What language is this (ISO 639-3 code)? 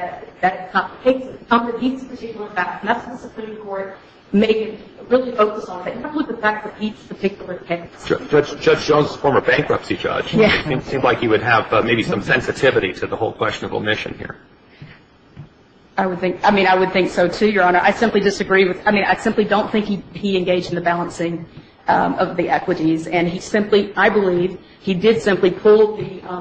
eng